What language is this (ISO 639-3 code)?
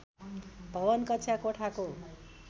nep